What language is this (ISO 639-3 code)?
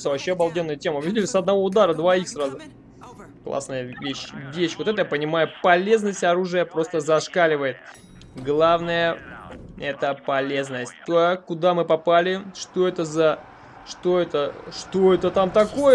rus